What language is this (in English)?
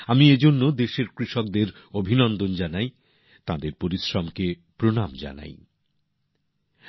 Bangla